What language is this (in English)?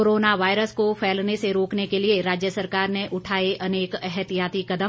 Hindi